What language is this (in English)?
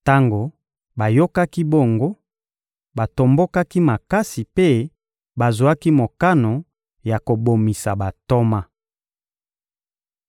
Lingala